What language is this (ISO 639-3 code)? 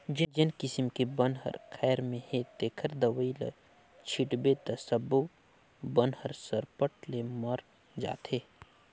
hne